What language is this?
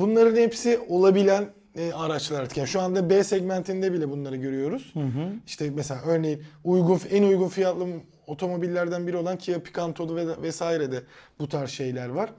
Turkish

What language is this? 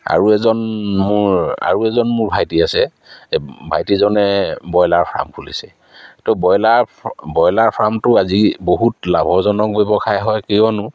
Assamese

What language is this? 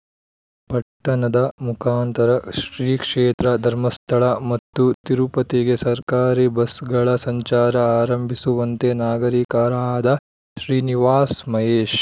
Kannada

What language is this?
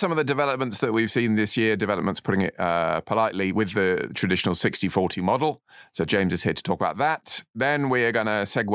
English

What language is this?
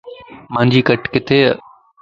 Lasi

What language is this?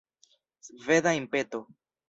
Esperanto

